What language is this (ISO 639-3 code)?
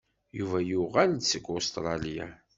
kab